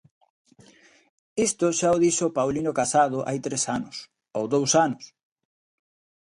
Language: Galician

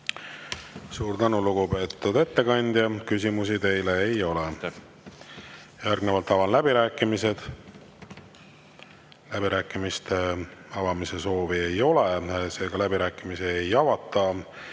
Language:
Estonian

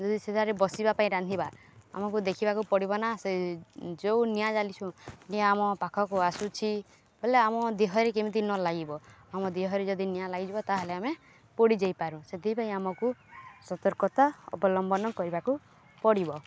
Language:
Odia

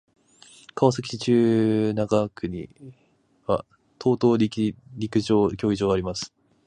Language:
Japanese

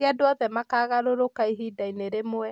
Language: Kikuyu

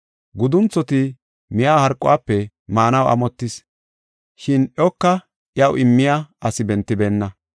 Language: Gofa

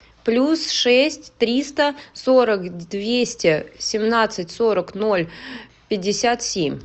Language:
Russian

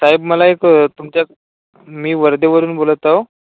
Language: Marathi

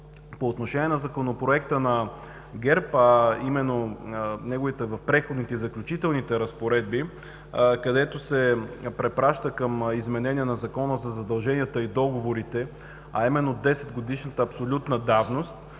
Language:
Bulgarian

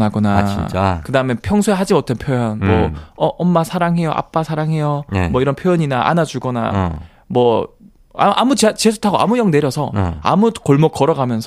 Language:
Korean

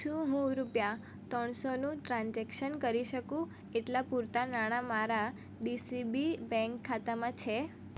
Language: Gujarati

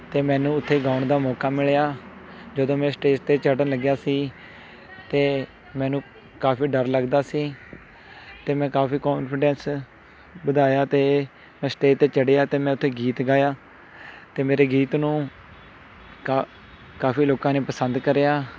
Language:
Punjabi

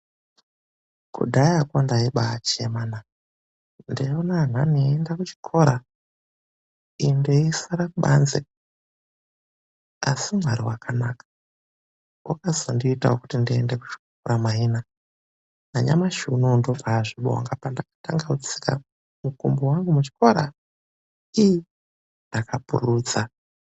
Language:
Ndau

